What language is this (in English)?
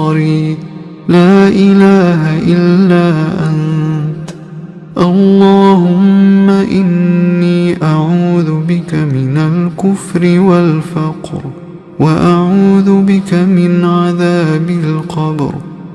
Arabic